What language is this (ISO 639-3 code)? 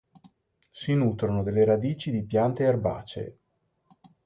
ita